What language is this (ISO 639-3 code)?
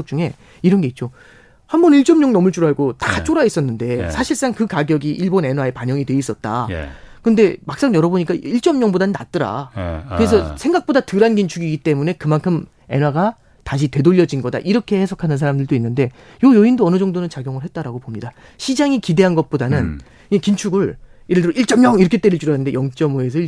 kor